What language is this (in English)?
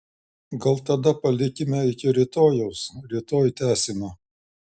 Lithuanian